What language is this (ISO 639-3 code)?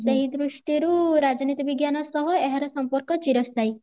ori